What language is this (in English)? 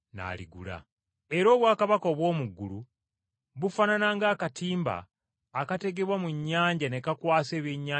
Ganda